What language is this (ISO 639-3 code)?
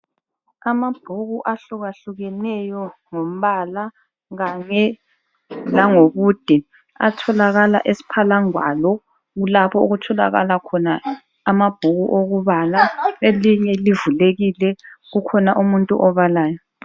nde